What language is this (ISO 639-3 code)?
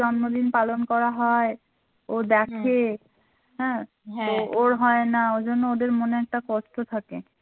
ben